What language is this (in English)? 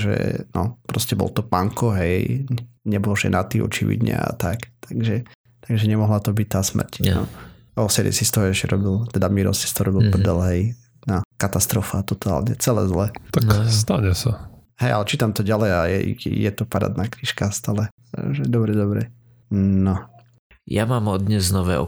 Slovak